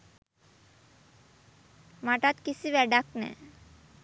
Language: Sinhala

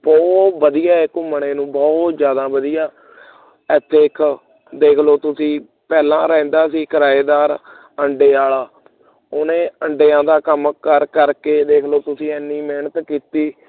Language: Punjabi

